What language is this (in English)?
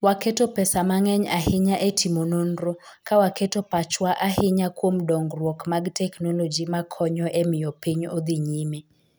Luo (Kenya and Tanzania)